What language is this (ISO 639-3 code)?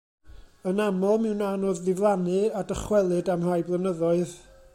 cym